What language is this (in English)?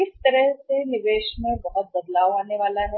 Hindi